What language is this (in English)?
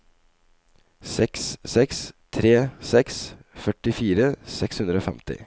Norwegian